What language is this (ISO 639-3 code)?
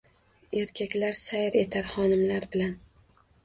uzb